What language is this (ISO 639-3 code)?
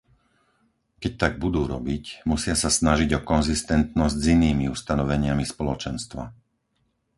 slk